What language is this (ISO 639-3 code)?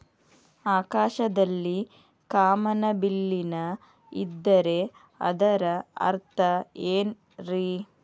kan